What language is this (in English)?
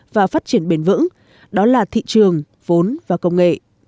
Vietnamese